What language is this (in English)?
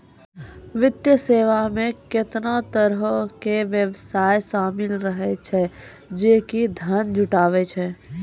Maithili